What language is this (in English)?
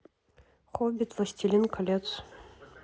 Russian